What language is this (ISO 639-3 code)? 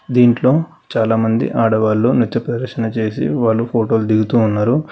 tel